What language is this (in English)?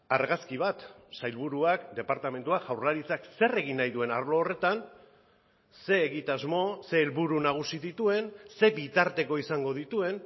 Basque